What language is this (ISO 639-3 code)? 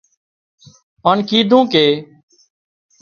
kxp